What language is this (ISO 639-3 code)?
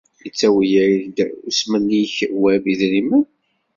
kab